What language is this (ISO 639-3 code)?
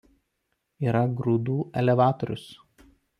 lit